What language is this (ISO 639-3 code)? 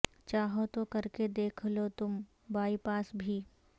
urd